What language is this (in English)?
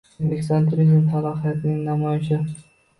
Uzbek